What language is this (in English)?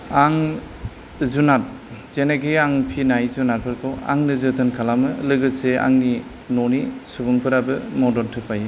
Bodo